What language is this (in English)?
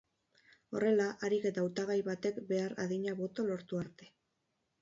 Basque